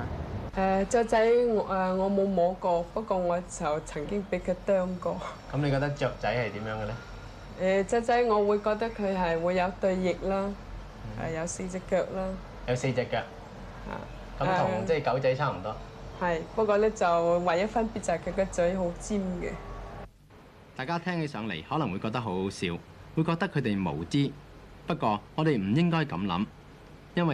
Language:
Chinese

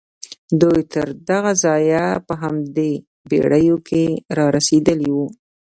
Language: Pashto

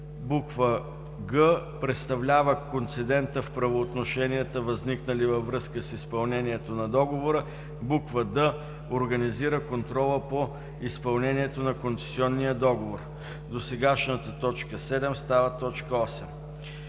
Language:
Bulgarian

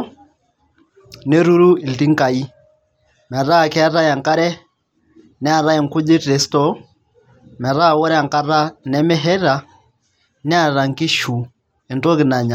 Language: Masai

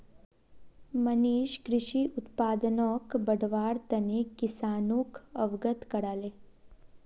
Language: Magahi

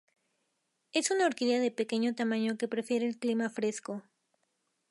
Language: Spanish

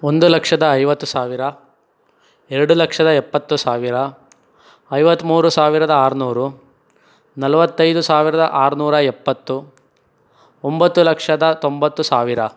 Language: Kannada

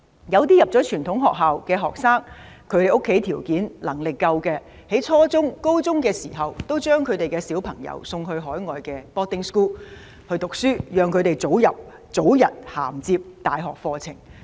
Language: Cantonese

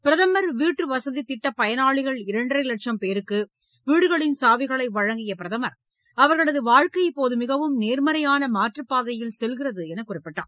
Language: Tamil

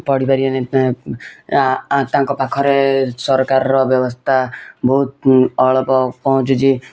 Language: Odia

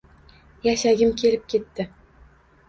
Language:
Uzbek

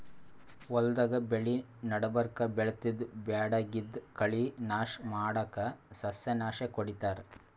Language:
Kannada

